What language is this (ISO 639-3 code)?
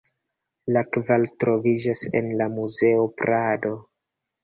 epo